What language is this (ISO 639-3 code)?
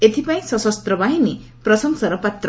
ori